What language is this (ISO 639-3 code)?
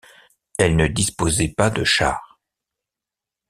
fra